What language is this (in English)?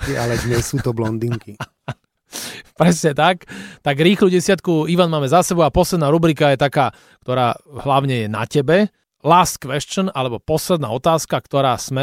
Slovak